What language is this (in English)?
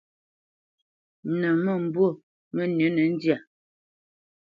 Bamenyam